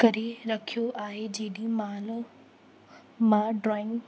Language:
Sindhi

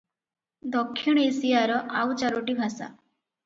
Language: Odia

